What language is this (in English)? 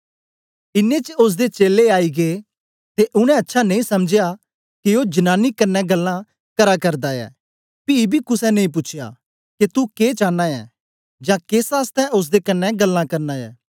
Dogri